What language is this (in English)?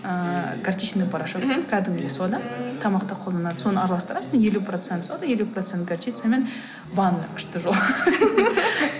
Kazakh